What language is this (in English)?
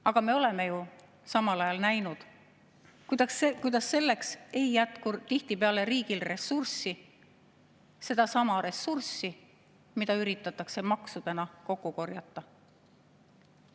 Estonian